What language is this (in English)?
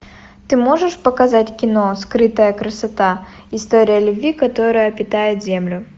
Russian